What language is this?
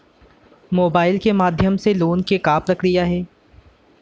Chhattisgarhi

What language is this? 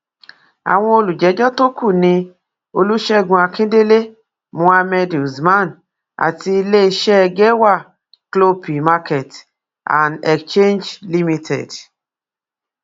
Yoruba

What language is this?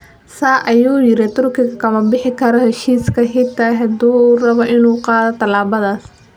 Somali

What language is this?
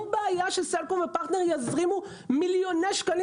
Hebrew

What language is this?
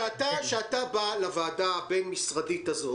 Hebrew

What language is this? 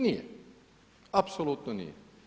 Croatian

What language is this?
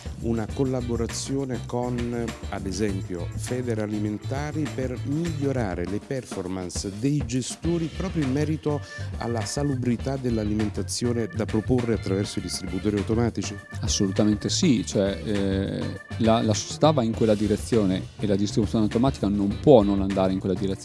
Italian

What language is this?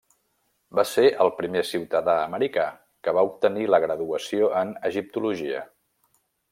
Catalan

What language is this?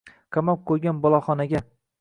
Uzbek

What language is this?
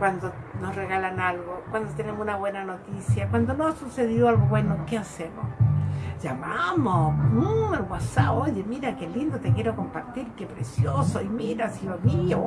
Spanish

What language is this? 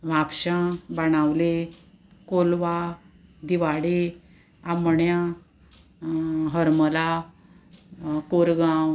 Konkani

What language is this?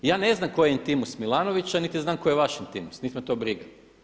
Croatian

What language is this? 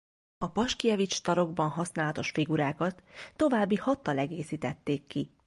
Hungarian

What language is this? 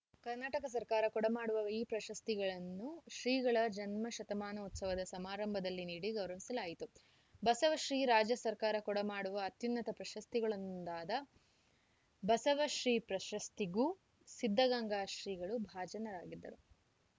Kannada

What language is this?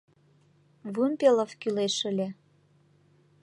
Mari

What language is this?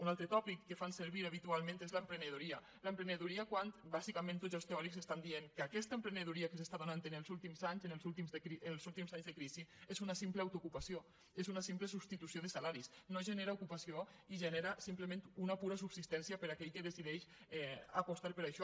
Catalan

